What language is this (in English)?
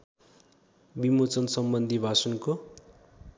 Nepali